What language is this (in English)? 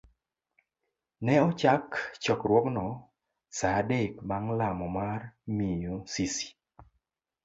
Luo (Kenya and Tanzania)